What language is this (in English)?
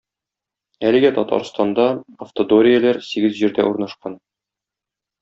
Tatar